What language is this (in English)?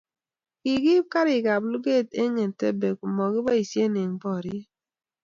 Kalenjin